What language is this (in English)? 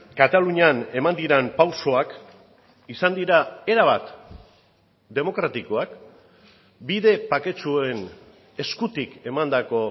Basque